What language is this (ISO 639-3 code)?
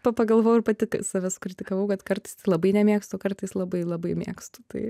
lit